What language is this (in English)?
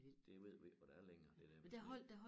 Danish